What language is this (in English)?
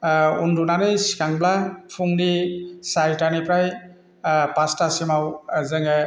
Bodo